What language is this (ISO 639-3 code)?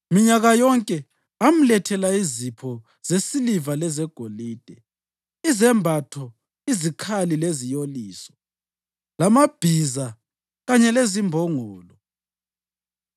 nde